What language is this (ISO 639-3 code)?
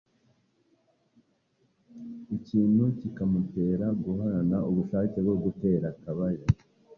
kin